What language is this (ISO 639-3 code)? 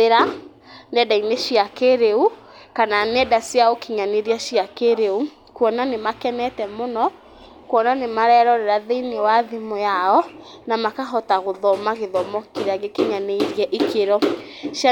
kik